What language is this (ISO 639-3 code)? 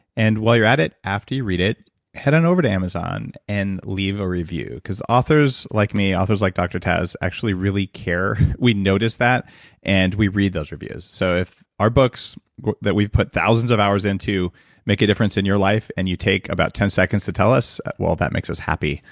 eng